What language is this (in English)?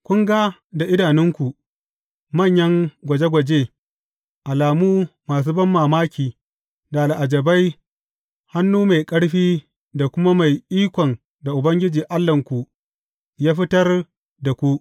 Hausa